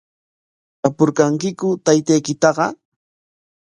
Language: Corongo Ancash Quechua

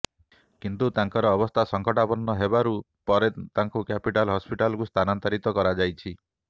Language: Odia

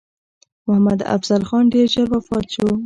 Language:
Pashto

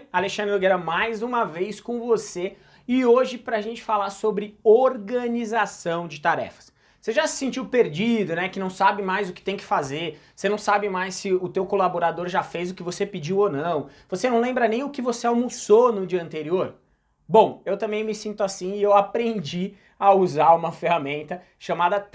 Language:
Portuguese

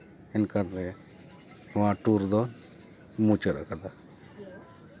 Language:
Santali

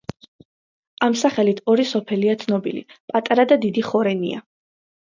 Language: Georgian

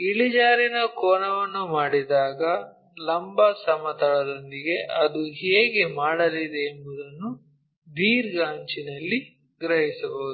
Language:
Kannada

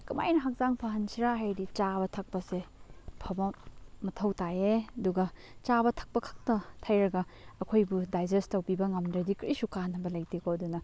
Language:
Manipuri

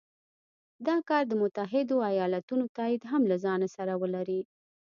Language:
Pashto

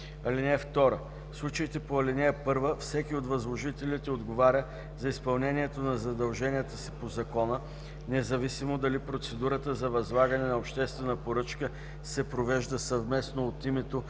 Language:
Bulgarian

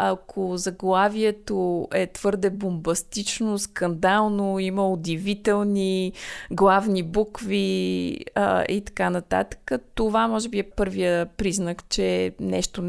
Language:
Bulgarian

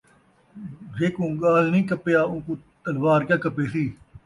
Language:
Saraiki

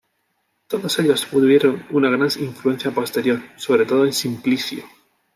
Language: Spanish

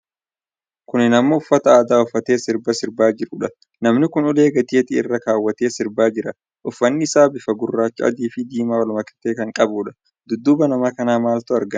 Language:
Oromo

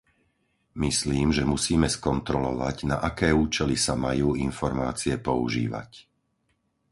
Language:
Slovak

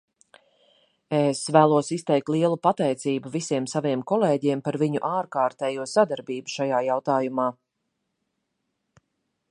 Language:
Latvian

